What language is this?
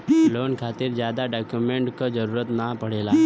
Bhojpuri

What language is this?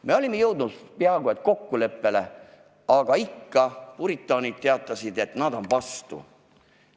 Estonian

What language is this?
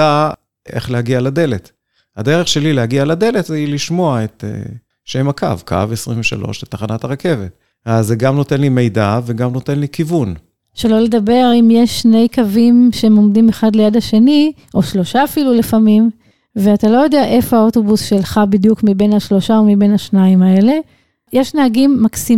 Hebrew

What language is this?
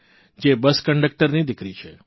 Gujarati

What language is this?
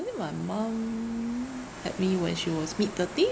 English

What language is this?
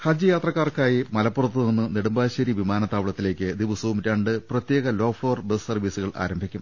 Malayalam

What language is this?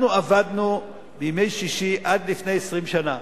Hebrew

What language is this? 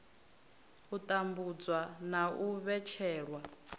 Venda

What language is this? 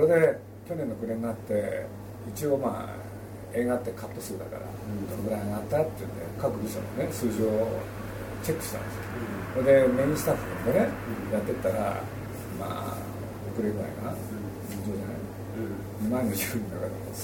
Japanese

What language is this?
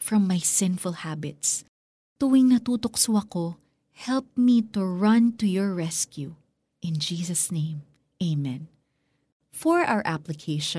Filipino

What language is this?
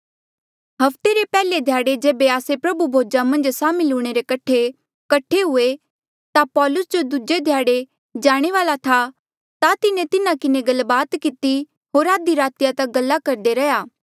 Mandeali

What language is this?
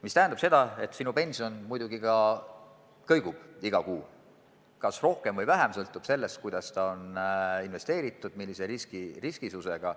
Estonian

